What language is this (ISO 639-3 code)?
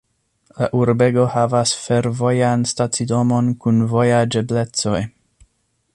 epo